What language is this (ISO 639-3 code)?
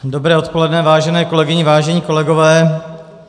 ces